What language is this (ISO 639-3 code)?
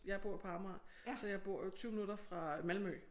dan